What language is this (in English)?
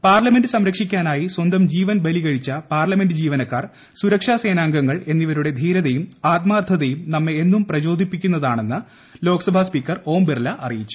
Malayalam